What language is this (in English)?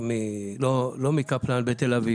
Hebrew